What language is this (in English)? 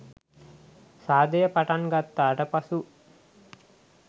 Sinhala